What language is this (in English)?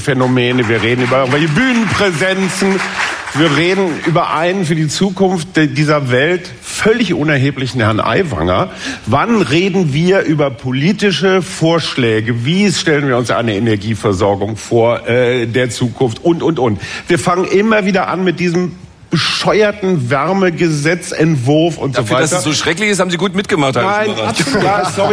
German